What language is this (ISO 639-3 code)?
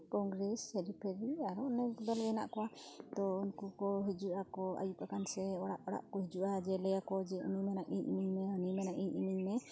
sat